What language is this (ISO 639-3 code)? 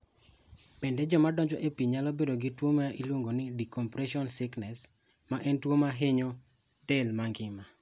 luo